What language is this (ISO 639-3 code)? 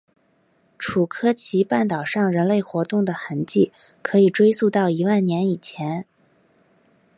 zho